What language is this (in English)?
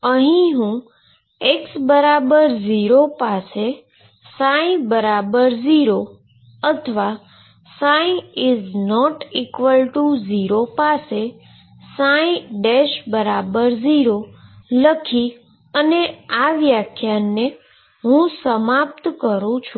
Gujarati